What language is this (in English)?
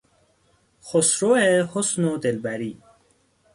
Persian